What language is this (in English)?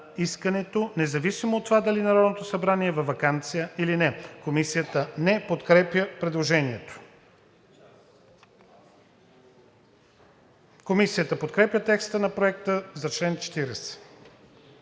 Bulgarian